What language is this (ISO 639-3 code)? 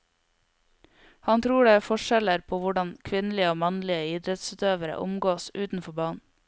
nor